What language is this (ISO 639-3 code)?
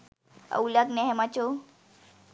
sin